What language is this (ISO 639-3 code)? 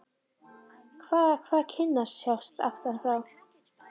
isl